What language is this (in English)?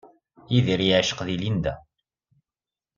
Kabyle